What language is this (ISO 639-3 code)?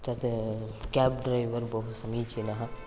san